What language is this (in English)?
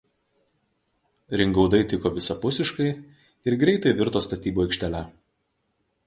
Lithuanian